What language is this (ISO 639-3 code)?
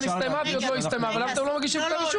heb